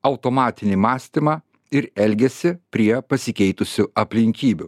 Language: Lithuanian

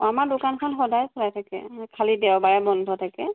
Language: Assamese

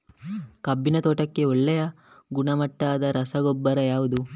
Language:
Kannada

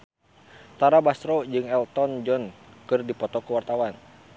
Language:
Sundanese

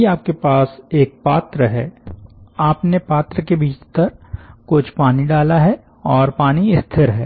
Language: Hindi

